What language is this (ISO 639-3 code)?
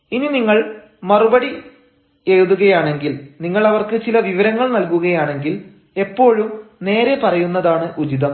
mal